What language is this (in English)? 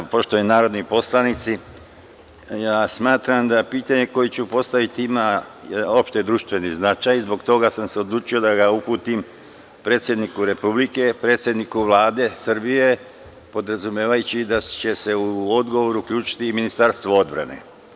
Serbian